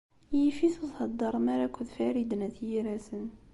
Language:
Kabyle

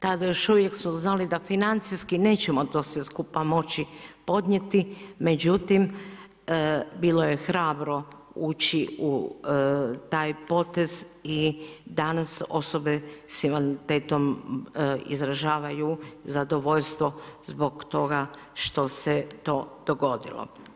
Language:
Croatian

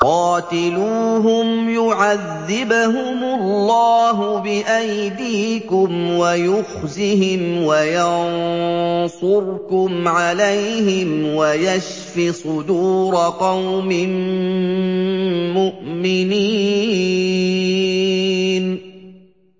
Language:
Arabic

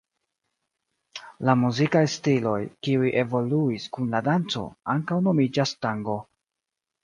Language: Esperanto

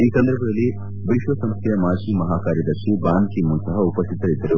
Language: Kannada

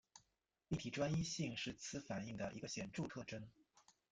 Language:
Chinese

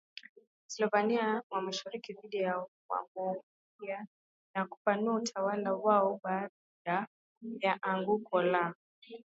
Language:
Swahili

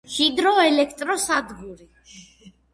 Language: Georgian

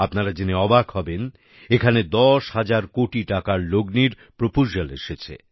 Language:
Bangla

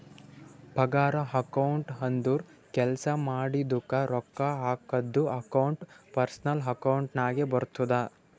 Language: Kannada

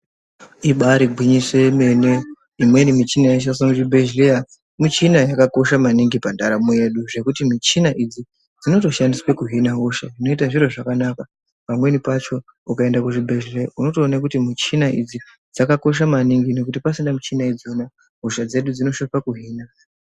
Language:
Ndau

